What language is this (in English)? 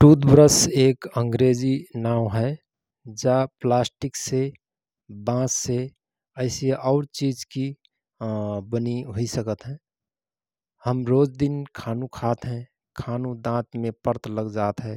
Rana Tharu